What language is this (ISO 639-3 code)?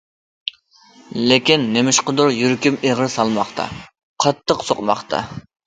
uig